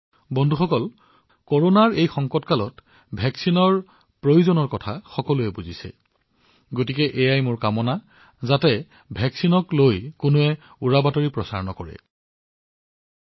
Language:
Assamese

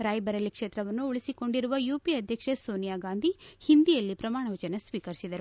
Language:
Kannada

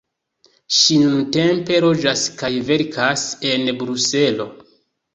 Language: Esperanto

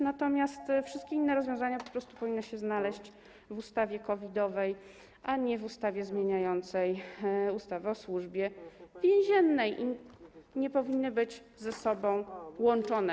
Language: Polish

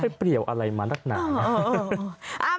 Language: Thai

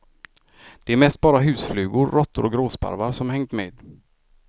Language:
Swedish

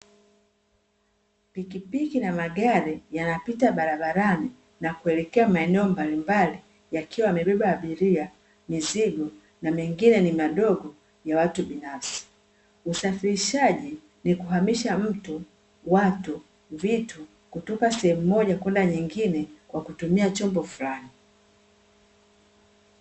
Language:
Swahili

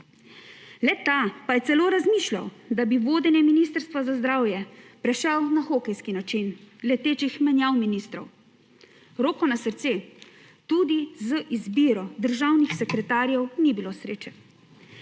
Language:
Slovenian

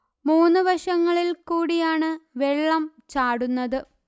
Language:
Malayalam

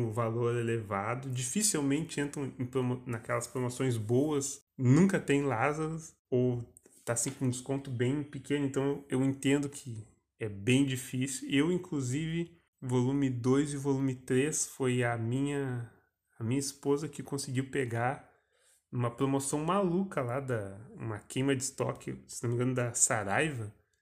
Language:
Portuguese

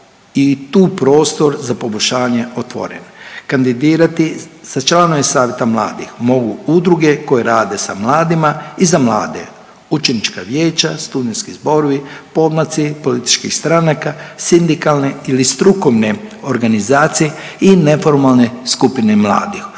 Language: Croatian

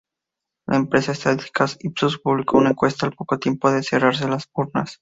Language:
Spanish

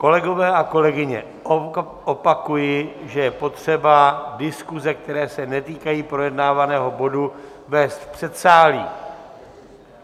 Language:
Czech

